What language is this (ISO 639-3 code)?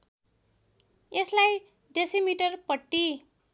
nep